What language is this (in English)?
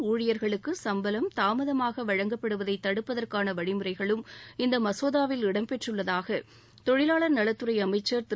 Tamil